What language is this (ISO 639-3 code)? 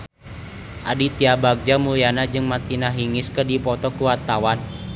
sun